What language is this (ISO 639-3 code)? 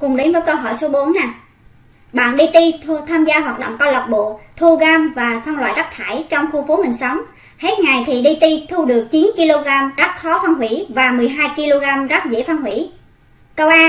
vie